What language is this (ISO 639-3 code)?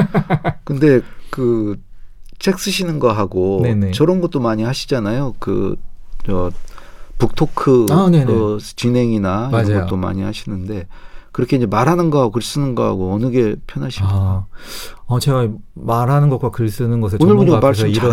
kor